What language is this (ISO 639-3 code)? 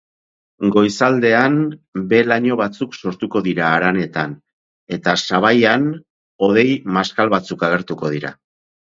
eus